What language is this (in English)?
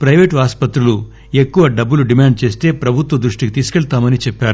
Telugu